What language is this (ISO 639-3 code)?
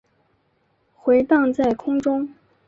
zho